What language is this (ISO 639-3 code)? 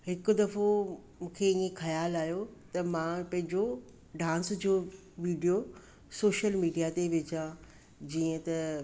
snd